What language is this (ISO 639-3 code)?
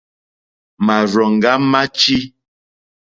bri